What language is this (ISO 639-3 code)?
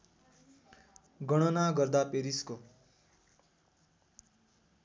nep